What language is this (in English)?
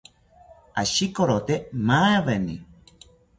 South Ucayali Ashéninka